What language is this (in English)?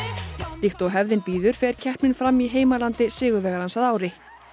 Icelandic